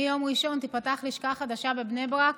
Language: Hebrew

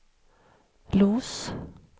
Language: Swedish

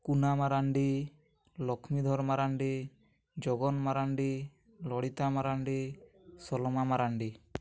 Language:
Odia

